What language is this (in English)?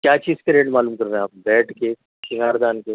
Urdu